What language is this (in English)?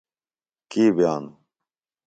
Phalura